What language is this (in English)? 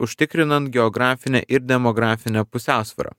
Lithuanian